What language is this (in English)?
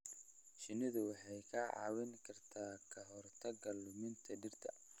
Somali